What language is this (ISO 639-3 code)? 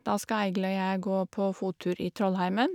nor